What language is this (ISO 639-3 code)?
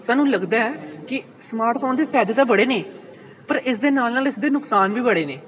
pan